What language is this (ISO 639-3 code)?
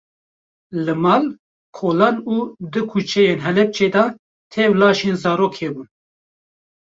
kur